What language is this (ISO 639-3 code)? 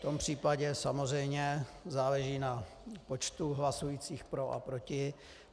ces